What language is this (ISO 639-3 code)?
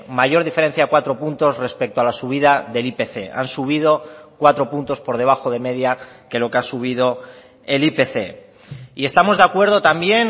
spa